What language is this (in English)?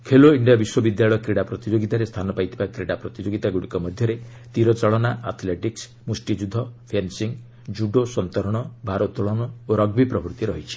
Odia